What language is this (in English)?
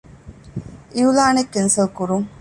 Divehi